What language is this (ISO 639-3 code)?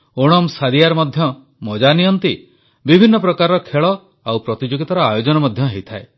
ori